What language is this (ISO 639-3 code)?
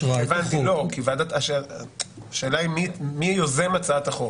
heb